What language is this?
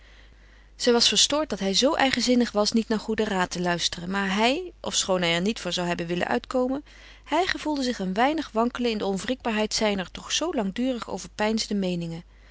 Dutch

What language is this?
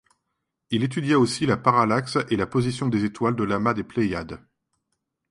French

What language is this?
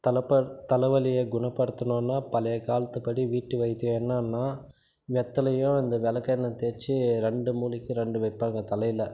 Tamil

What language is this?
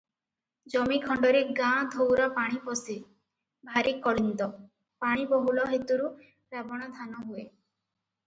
Odia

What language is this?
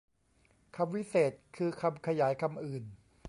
Thai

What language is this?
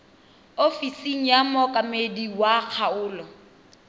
Tswana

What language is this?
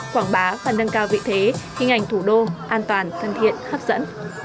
Vietnamese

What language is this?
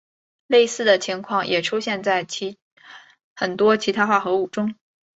Chinese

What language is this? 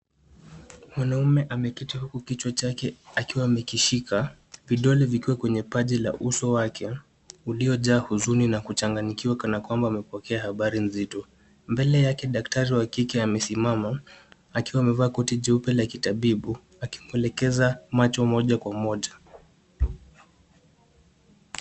Swahili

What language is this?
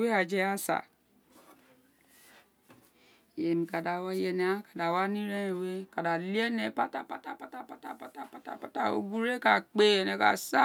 Isekiri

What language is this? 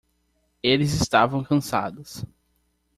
Portuguese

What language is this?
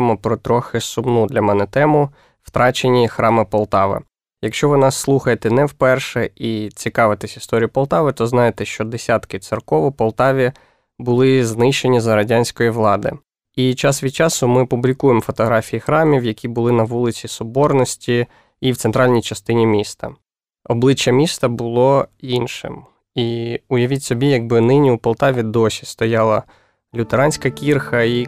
Ukrainian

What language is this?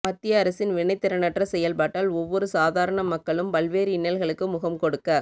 Tamil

